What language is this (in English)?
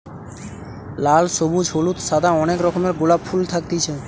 Bangla